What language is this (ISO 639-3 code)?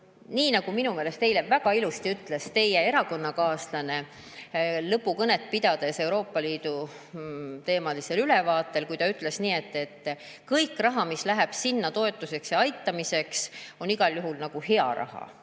est